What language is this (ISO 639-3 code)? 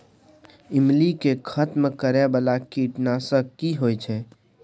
mai